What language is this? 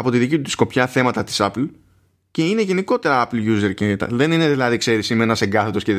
Greek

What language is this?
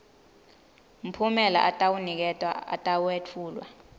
Swati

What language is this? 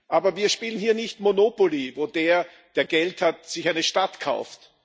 German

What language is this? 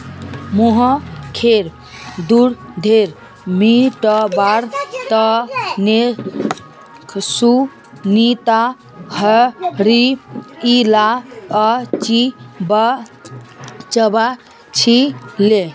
Magahi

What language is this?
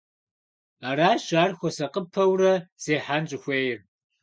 Kabardian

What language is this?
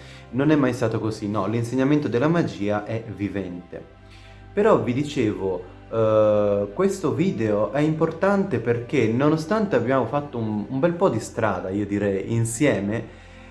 Italian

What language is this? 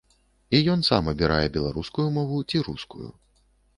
Belarusian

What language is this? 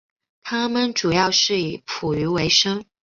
Chinese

